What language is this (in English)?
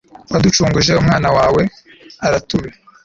Kinyarwanda